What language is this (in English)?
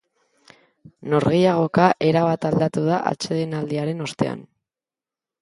Basque